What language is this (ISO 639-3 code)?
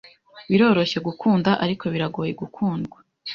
kin